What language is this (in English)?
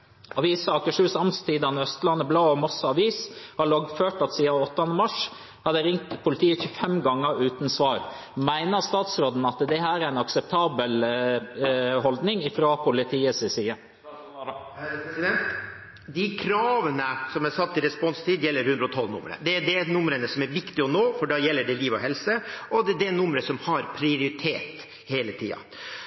Norwegian Bokmål